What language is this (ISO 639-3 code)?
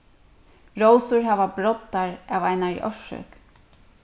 fao